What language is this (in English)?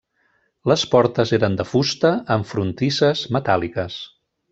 Catalan